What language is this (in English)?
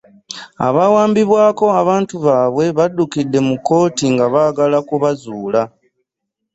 Ganda